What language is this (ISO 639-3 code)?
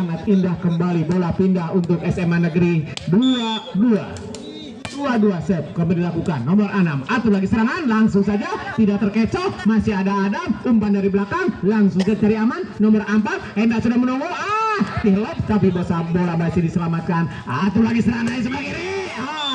ind